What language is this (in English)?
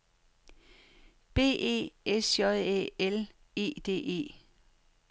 Danish